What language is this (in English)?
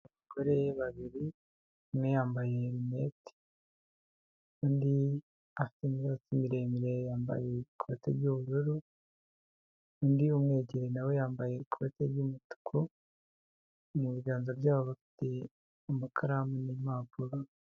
Kinyarwanda